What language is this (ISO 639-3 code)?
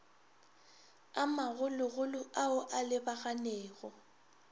nso